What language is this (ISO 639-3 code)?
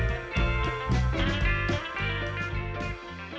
vie